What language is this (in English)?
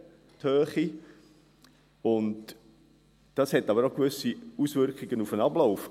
Swiss German